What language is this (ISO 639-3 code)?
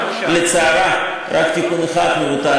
heb